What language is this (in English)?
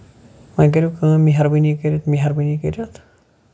Kashmiri